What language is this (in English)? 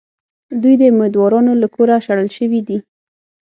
Pashto